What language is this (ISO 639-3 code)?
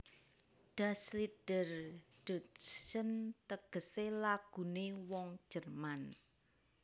jav